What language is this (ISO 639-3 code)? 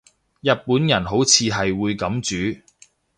yue